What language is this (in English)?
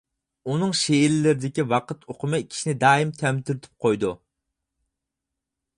Uyghur